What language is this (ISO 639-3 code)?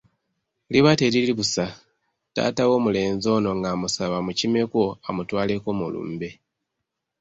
lug